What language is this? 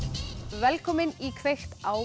Icelandic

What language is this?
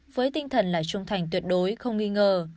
Vietnamese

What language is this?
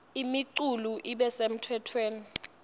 Swati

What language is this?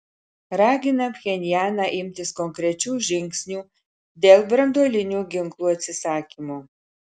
Lithuanian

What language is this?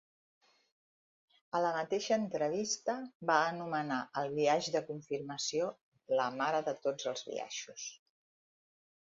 Catalan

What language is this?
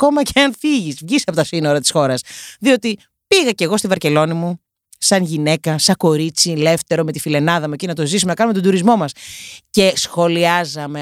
Greek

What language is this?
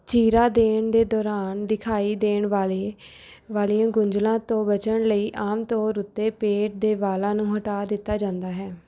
Punjabi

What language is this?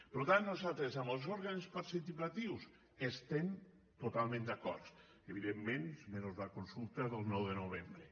Catalan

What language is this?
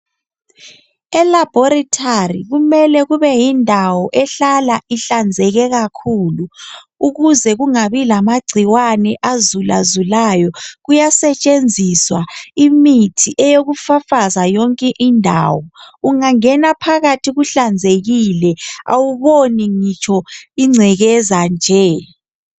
North Ndebele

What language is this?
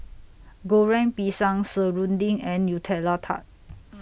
English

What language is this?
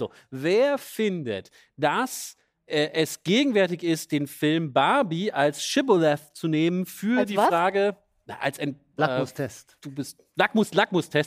German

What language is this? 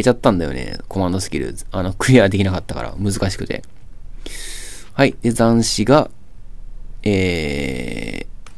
Japanese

